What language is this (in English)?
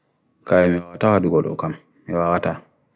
Bagirmi Fulfulde